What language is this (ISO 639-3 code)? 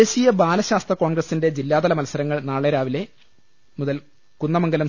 mal